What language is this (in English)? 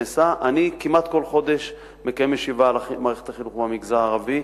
Hebrew